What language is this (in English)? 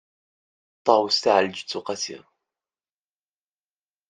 Kabyle